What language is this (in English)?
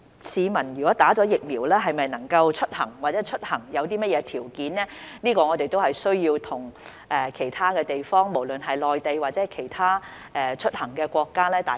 Cantonese